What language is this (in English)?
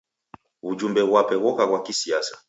Taita